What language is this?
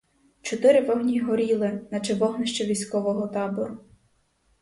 Ukrainian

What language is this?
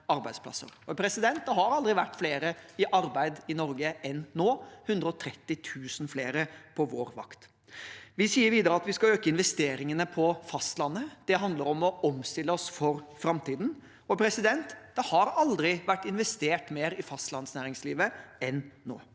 Norwegian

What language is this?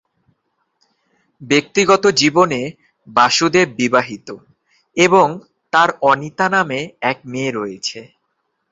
Bangla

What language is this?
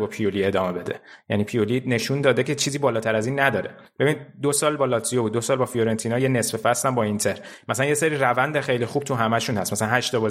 Persian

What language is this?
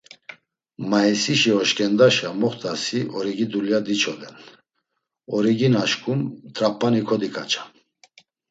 Laz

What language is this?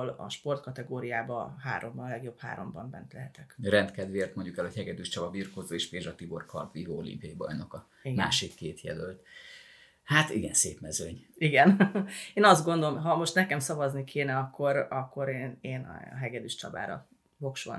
Hungarian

